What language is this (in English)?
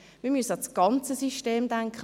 Swiss German